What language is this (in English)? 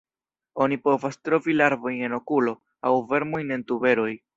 Esperanto